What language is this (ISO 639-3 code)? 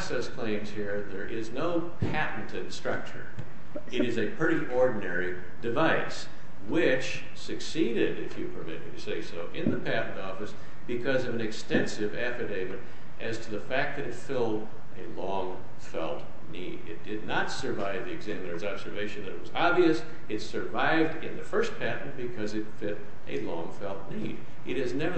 eng